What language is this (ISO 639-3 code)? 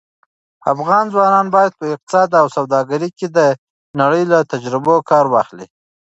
pus